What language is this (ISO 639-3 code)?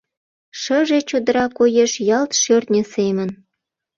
chm